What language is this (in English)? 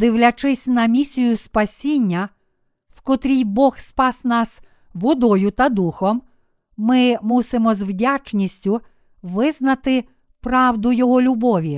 Ukrainian